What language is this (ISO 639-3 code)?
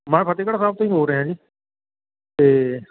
pan